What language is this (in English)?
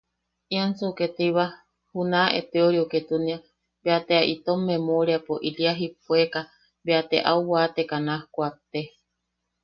Yaqui